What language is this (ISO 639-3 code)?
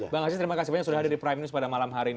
ind